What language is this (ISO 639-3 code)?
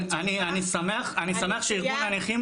heb